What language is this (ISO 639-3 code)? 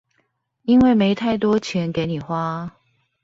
zho